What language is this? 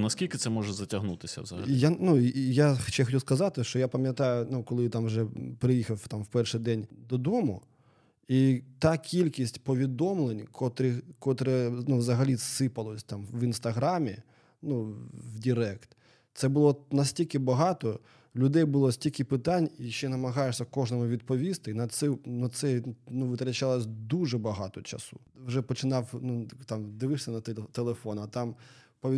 Ukrainian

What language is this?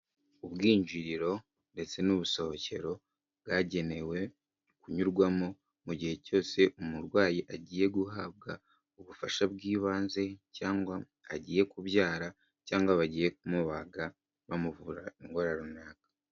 Kinyarwanda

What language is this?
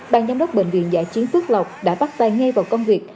Vietnamese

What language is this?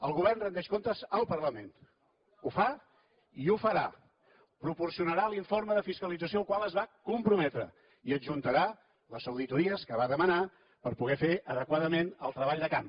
Catalan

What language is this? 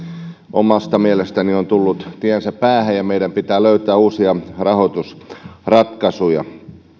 Finnish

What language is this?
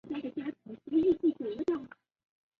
Chinese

